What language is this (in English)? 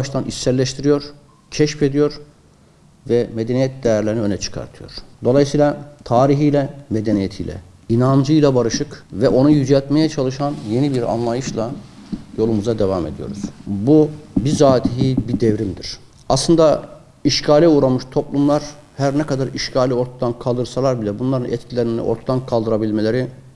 Turkish